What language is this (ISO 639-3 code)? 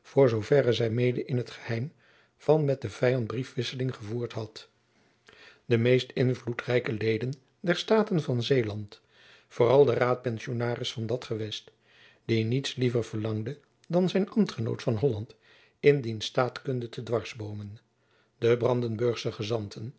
nld